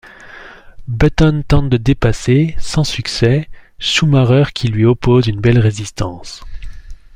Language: French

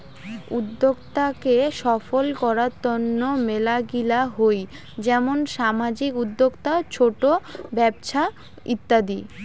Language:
Bangla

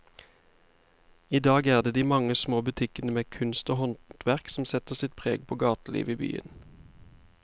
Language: Norwegian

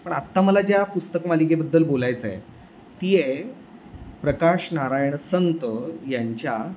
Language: Marathi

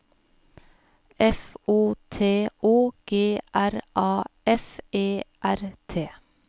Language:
Norwegian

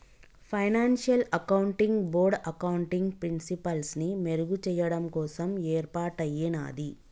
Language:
Telugu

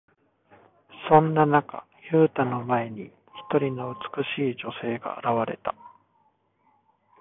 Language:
Japanese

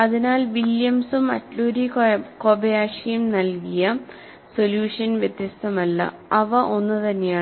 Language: Malayalam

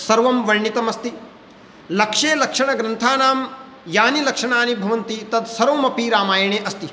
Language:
Sanskrit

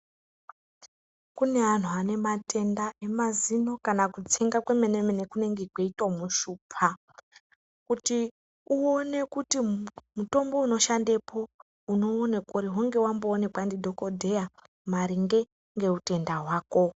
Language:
Ndau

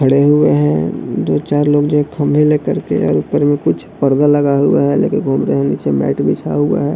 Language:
Hindi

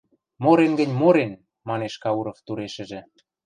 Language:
Western Mari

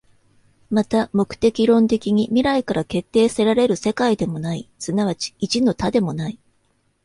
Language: Japanese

